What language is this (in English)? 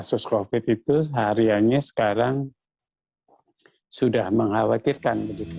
Indonesian